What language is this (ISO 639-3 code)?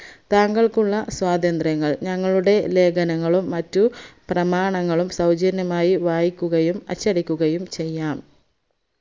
mal